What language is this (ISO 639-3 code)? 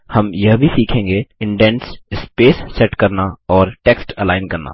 hin